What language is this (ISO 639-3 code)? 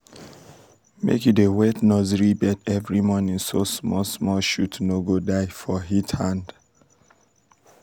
pcm